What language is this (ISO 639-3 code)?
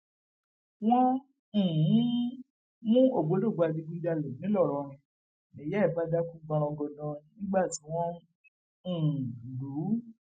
yor